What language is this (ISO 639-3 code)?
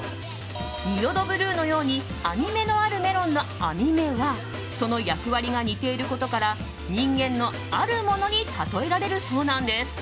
jpn